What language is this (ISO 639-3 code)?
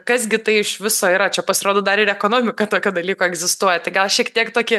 lit